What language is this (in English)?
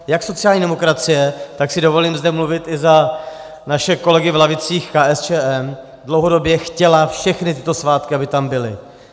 Czech